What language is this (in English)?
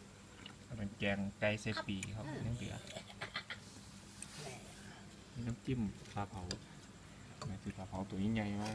Thai